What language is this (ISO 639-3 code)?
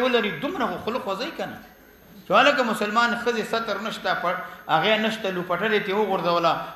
ara